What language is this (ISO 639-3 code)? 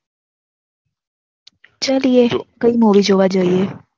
guj